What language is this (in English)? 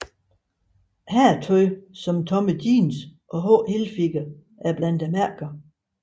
Danish